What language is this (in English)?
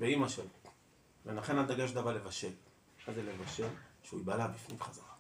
Hebrew